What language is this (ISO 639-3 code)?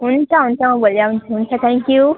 nep